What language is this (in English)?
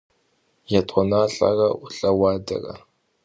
Kabardian